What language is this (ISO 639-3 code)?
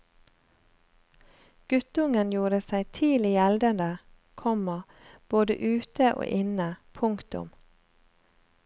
nor